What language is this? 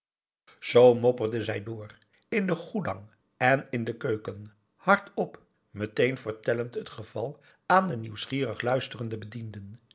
Dutch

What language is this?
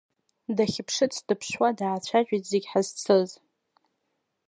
Abkhazian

